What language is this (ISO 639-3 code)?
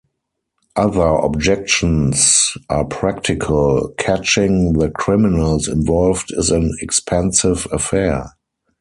eng